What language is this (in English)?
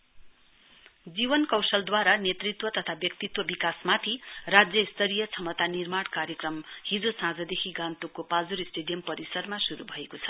Nepali